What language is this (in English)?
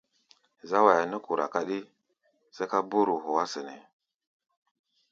Gbaya